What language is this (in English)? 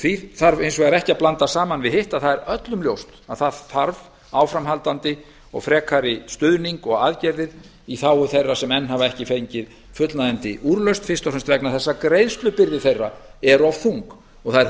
Icelandic